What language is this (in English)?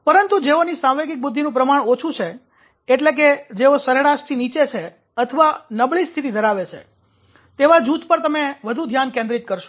Gujarati